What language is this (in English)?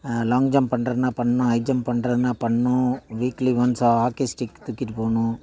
Tamil